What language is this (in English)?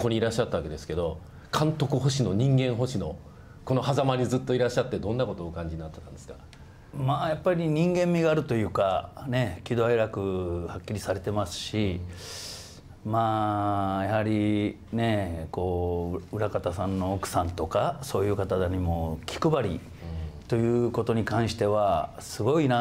Japanese